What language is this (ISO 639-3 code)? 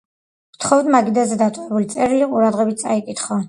kat